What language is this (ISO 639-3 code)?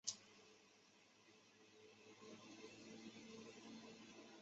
zho